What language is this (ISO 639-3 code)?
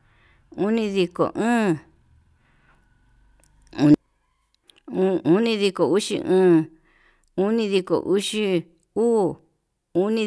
mab